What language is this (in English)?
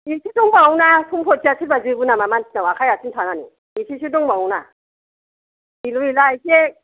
Bodo